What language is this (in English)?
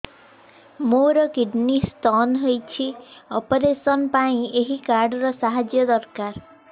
Odia